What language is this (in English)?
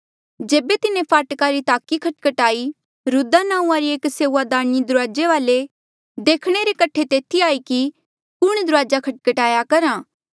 Mandeali